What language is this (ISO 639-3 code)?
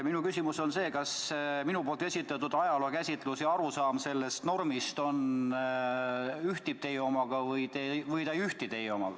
est